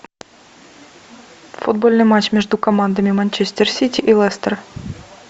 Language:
Russian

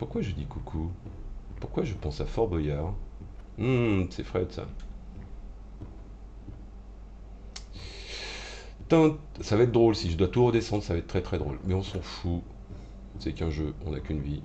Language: French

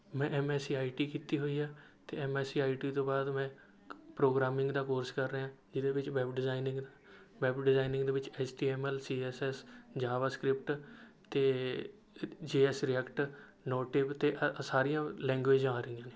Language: Punjabi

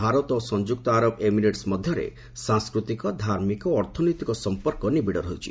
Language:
Odia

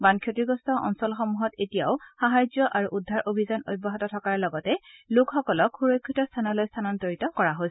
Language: Assamese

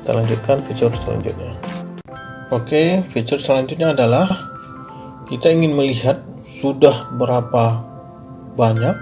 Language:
Indonesian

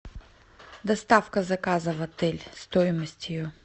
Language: Russian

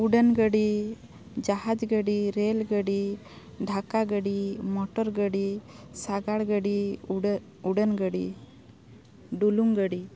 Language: Santali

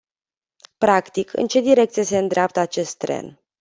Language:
Romanian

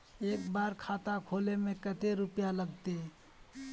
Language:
Magahi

